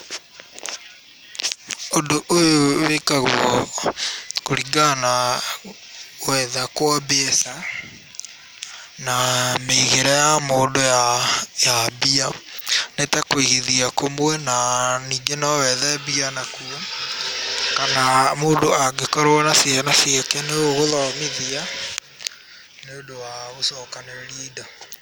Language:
Kikuyu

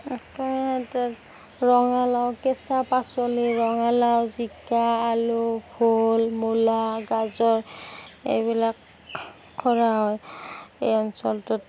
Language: Assamese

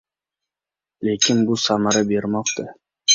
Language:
Uzbek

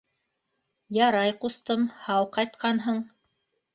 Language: Bashkir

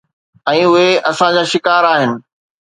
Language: Sindhi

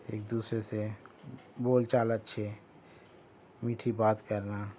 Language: Urdu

